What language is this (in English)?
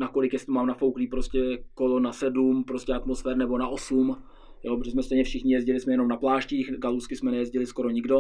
Czech